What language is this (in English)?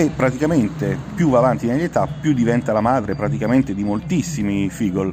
Italian